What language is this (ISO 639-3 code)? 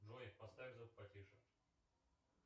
rus